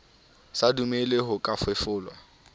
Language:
Southern Sotho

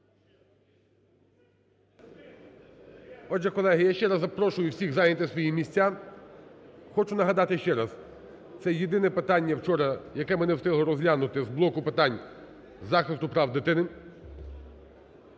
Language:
Ukrainian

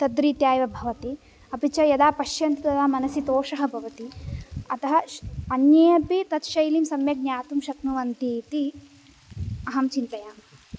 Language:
Sanskrit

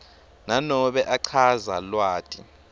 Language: Swati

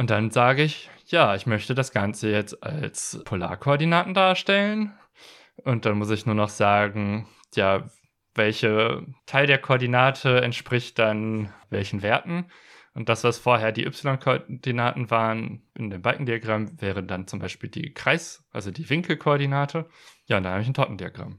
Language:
German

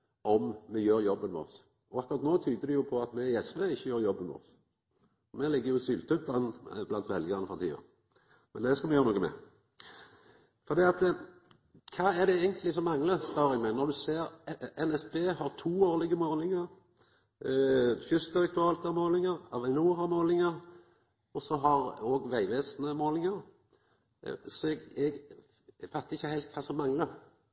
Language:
Norwegian Nynorsk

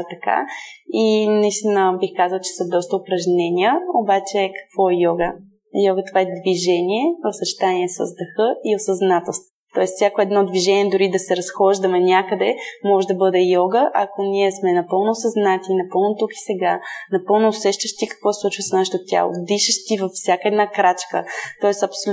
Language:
Bulgarian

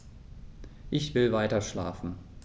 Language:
German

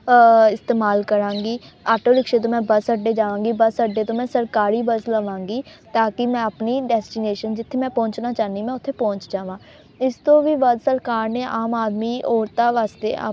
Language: Punjabi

